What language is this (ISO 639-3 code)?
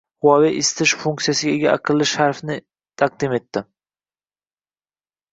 uzb